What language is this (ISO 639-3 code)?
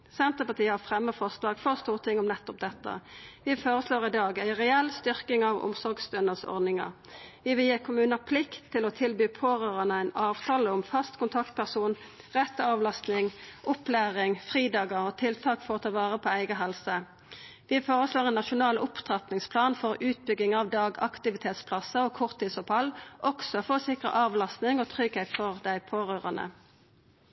nno